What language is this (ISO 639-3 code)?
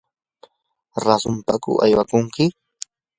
qur